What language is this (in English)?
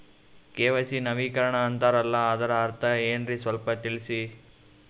Kannada